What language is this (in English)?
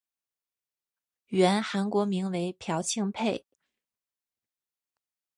Chinese